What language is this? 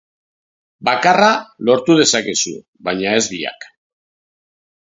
Basque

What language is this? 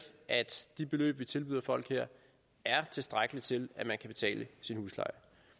Danish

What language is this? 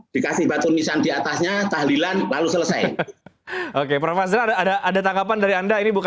Indonesian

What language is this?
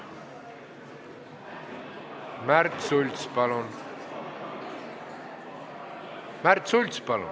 Estonian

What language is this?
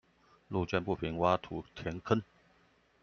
Chinese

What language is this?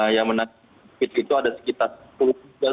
Indonesian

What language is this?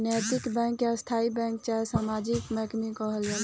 Bhojpuri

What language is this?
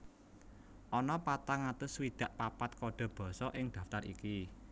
Javanese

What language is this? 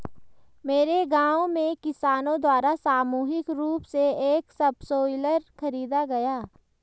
Hindi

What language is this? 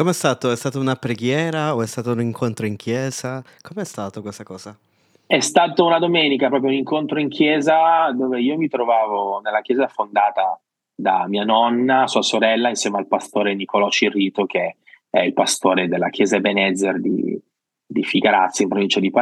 Italian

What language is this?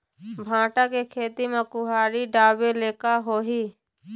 Chhattisgarhi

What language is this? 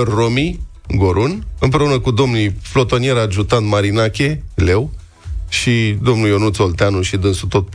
Romanian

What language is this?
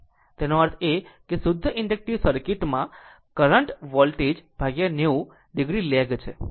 Gujarati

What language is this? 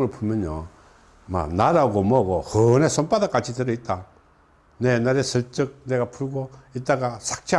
Korean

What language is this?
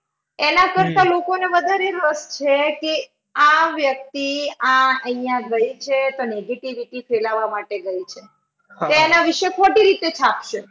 Gujarati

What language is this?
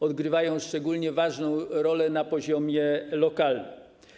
Polish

